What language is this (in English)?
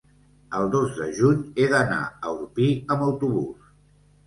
Catalan